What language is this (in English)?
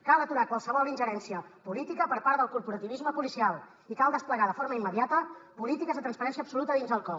Catalan